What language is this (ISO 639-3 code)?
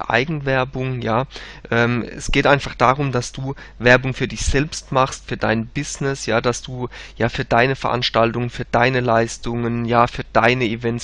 deu